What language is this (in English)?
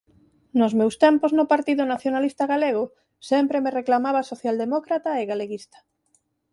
Galician